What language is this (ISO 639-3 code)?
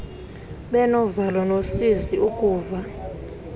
xho